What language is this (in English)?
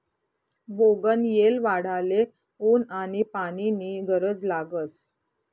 Marathi